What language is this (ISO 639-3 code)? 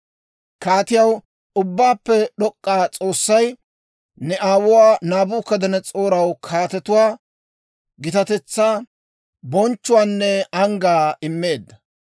dwr